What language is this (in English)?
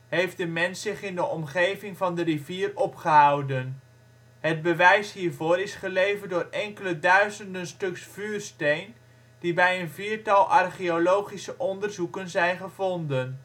Dutch